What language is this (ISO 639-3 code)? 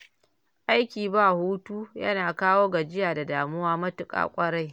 hau